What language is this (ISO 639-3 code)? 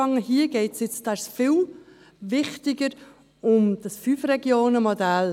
gsw